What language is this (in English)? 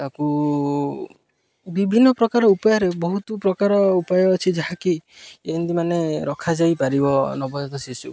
Odia